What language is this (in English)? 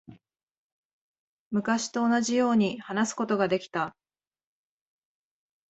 Japanese